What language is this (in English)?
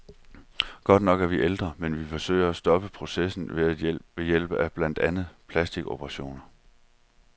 Danish